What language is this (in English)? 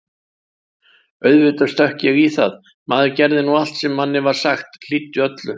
Icelandic